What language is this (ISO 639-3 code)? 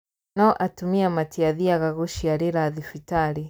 kik